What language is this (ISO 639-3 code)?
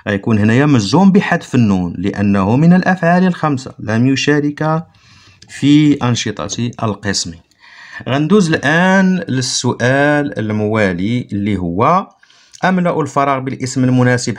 ara